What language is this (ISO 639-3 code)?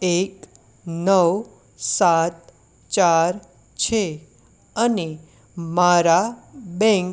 guj